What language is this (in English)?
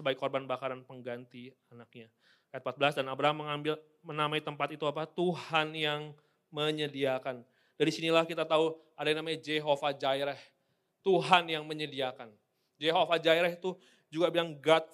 Indonesian